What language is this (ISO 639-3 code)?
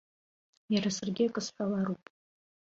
abk